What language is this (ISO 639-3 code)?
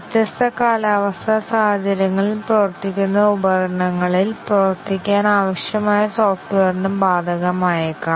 mal